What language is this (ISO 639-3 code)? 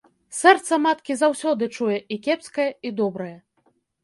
bel